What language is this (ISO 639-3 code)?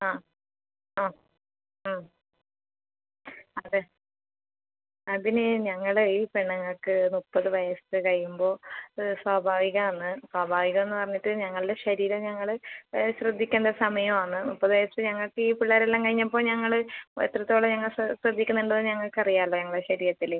mal